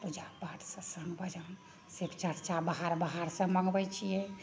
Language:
Maithili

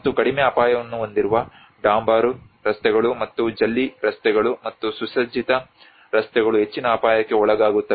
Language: Kannada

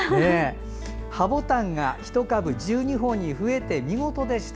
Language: Japanese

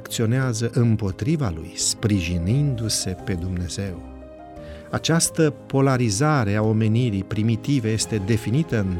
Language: Romanian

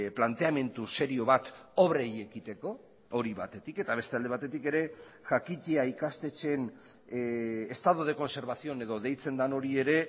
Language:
Basque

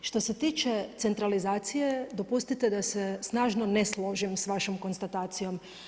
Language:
Croatian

